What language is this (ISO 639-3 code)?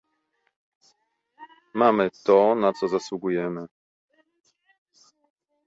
pol